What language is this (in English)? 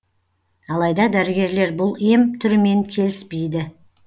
Kazakh